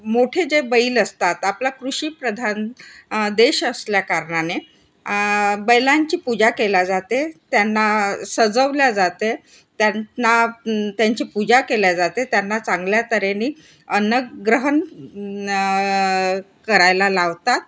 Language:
Marathi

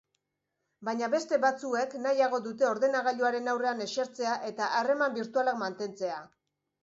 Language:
Basque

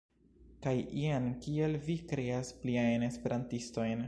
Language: Esperanto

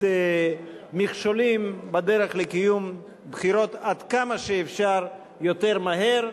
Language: Hebrew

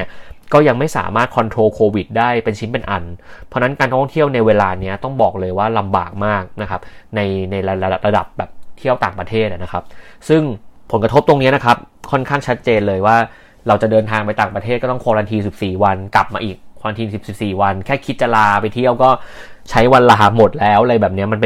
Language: Thai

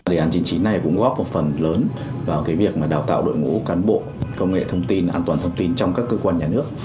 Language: Vietnamese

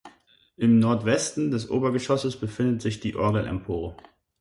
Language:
German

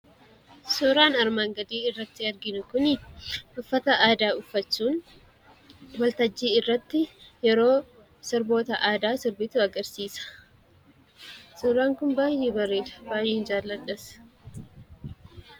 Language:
Oromo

